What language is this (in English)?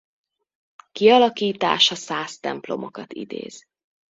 Hungarian